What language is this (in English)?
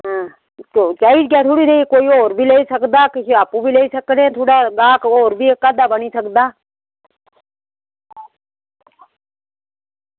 Dogri